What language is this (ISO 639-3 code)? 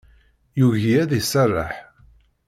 kab